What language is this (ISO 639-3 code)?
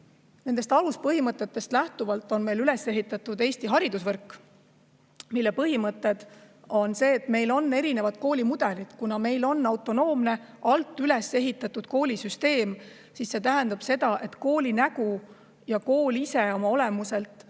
est